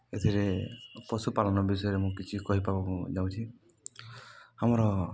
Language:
Odia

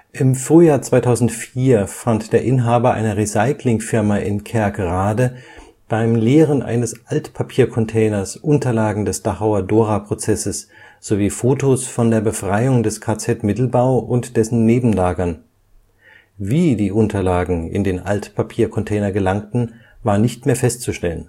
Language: German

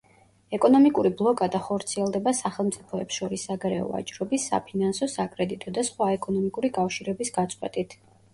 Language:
Georgian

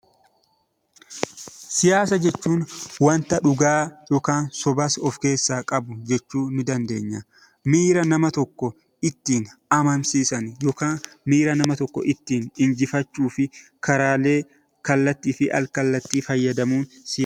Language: Oromo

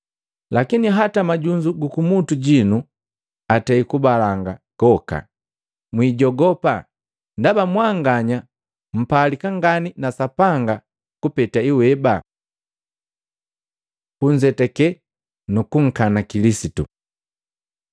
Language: Matengo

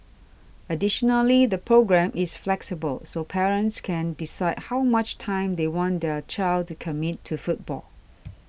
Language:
English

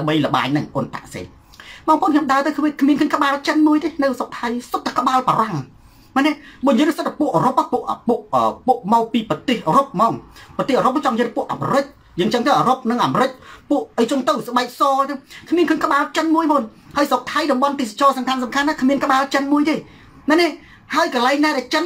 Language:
Thai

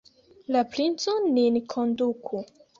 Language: Esperanto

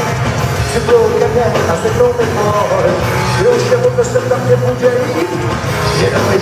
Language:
Czech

